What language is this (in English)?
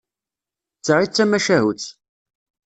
Kabyle